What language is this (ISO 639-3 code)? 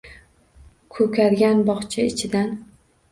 uzb